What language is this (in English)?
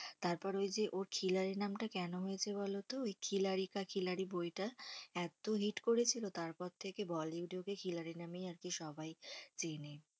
Bangla